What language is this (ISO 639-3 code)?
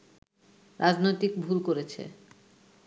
ben